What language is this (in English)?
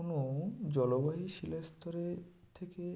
Bangla